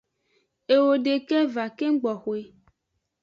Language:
Aja (Benin)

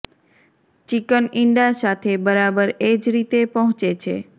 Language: Gujarati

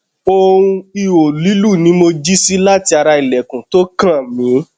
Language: Yoruba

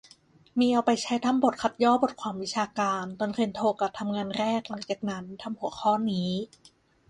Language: Thai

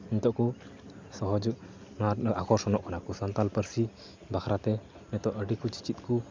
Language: Santali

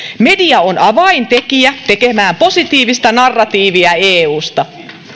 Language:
Finnish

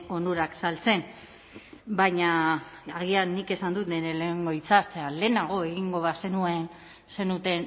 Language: Basque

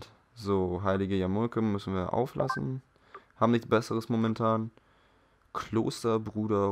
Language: German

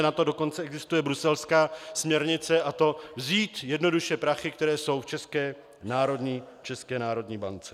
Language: Czech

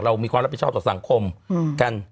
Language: Thai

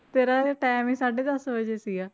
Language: Punjabi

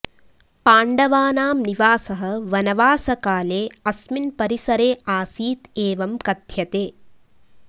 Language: Sanskrit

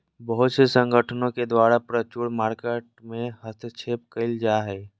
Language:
Magahi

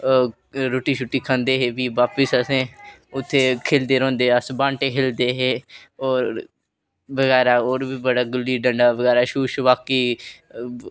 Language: Dogri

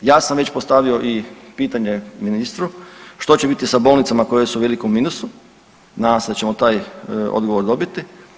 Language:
Croatian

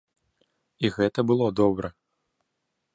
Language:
Belarusian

